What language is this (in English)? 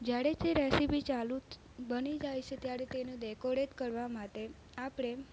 Gujarati